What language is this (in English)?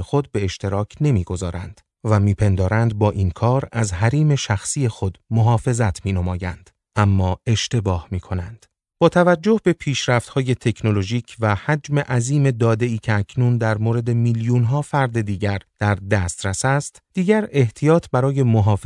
Persian